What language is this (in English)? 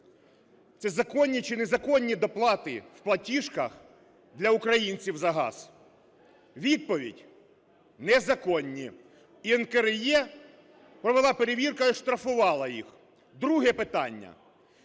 Ukrainian